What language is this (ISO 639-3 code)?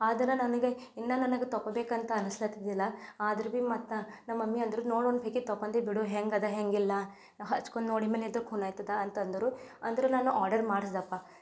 kan